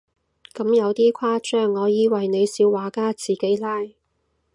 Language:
Cantonese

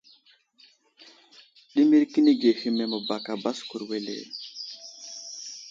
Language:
Wuzlam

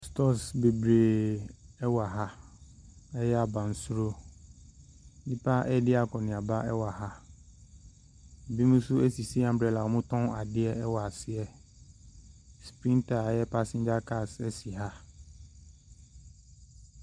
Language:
Akan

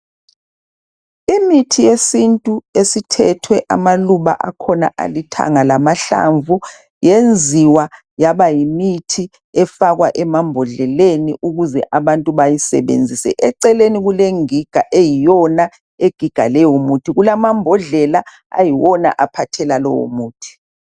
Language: North Ndebele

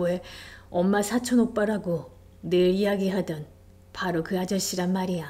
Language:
Korean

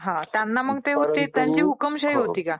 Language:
Marathi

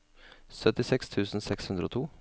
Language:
Norwegian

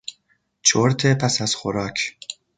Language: Persian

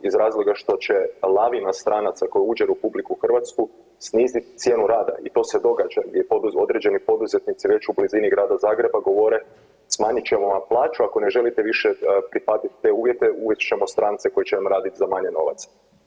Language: Croatian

